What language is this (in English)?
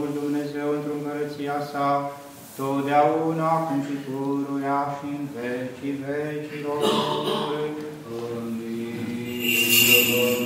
Romanian